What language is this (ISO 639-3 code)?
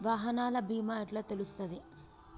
tel